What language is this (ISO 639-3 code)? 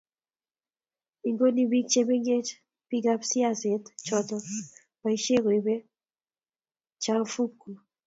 kln